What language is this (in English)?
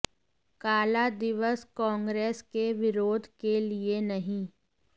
Hindi